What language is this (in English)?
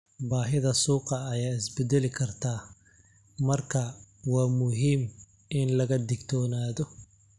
Somali